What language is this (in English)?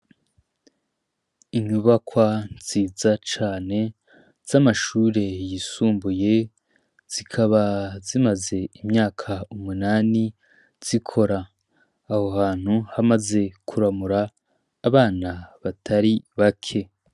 Rundi